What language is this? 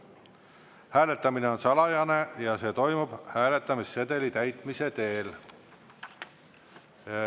Estonian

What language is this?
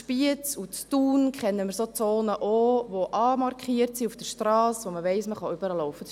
Swiss German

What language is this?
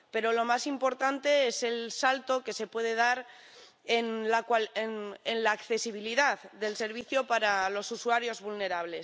Spanish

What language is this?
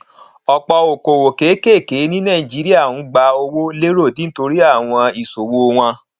Yoruba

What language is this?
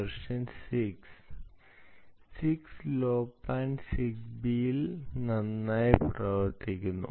Malayalam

